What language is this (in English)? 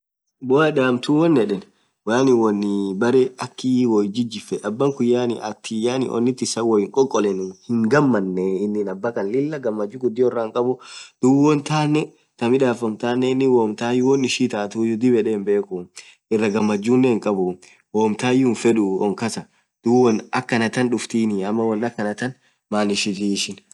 Orma